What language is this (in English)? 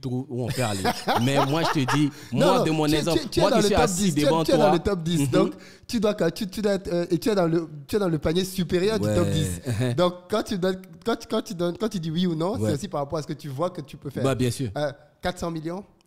French